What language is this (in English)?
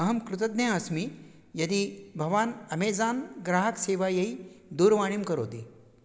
Sanskrit